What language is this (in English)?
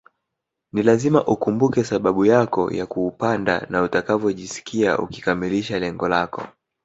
Swahili